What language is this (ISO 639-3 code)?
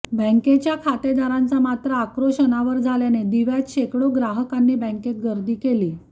mar